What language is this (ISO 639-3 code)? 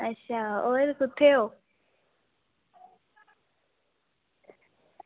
doi